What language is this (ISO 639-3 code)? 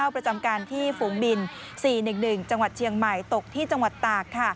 tha